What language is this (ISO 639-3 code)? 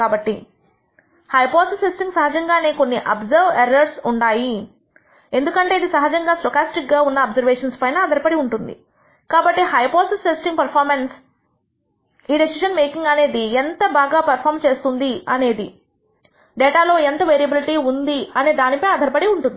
tel